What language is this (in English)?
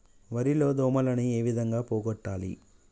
Telugu